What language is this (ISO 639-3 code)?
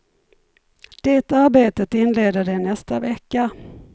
swe